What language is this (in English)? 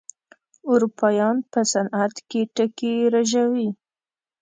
Pashto